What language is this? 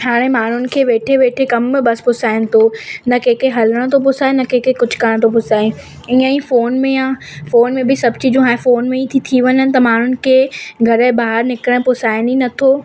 Sindhi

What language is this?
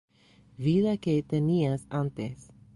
Spanish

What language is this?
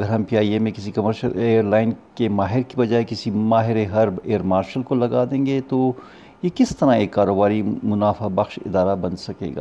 Urdu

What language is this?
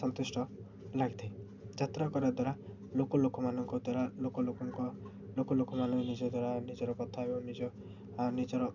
Odia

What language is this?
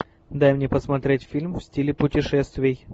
Russian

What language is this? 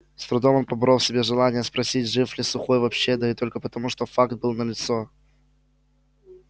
Russian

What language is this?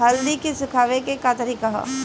Bhojpuri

